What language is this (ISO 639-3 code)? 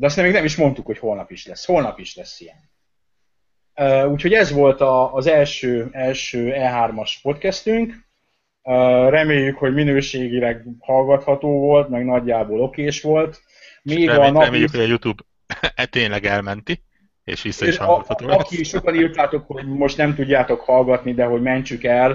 hun